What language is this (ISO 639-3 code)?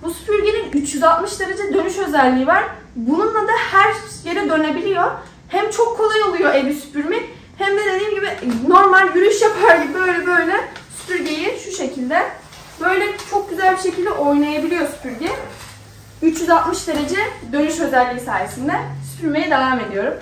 tur